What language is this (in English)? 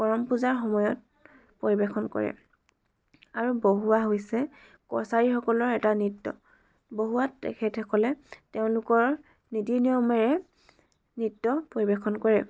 Assamese